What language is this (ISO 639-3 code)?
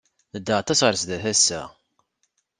kab